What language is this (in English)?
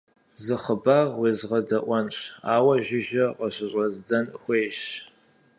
Kabardian